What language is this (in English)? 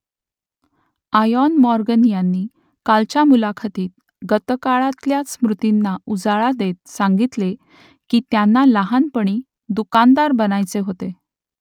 Marathi